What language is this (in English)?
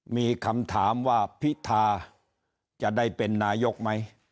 Thai